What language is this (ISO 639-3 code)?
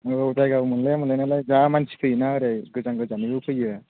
brx